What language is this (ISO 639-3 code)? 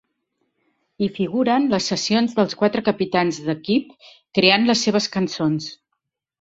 cat